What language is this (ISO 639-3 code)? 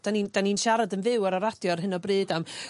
cym